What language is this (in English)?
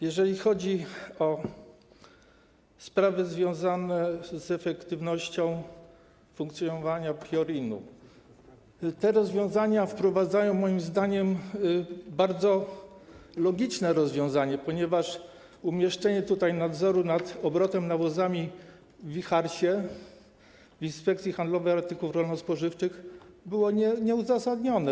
Polish